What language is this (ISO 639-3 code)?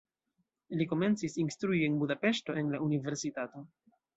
epo